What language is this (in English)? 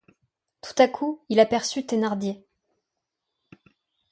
French